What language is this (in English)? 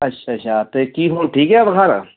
Punjabi